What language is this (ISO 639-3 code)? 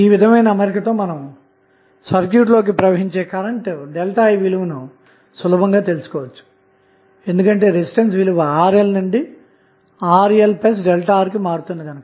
tel